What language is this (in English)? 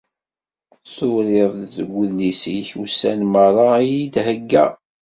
Kabyle